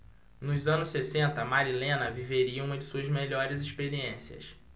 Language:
Portuguese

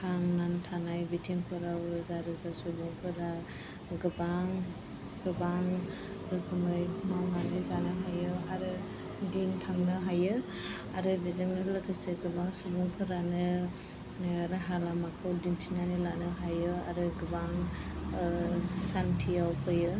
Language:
Bodo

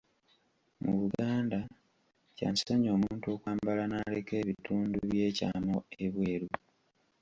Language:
Ganda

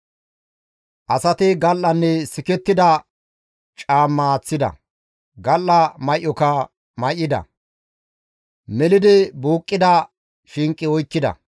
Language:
Gamo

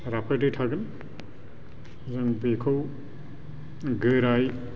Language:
Bodo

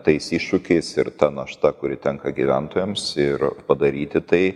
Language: Lithuanian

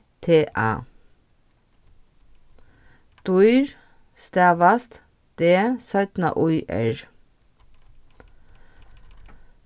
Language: Faroese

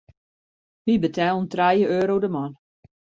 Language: Western Frisian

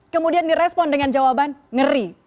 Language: Indonesian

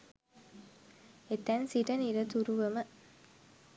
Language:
Sinhala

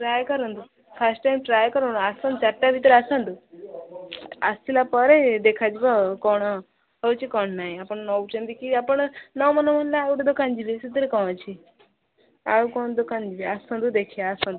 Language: Odia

